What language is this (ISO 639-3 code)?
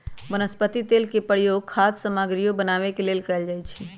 mag